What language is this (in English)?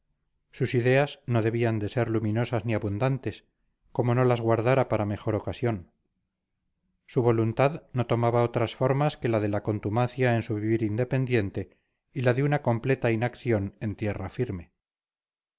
Spanish